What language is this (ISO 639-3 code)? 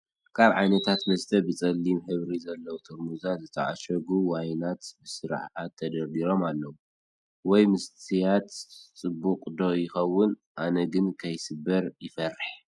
tir